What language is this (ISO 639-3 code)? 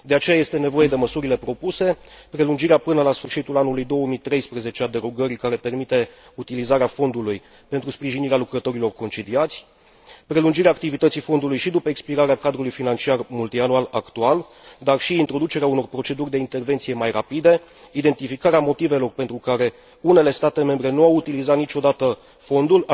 ron